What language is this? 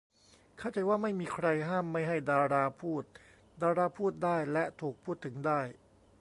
Thai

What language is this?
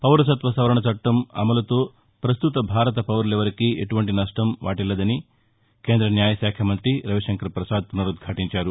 Telugu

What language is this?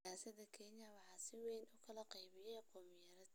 Somali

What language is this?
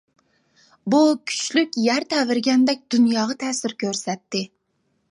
Uyghur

